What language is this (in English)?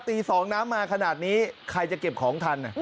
Thai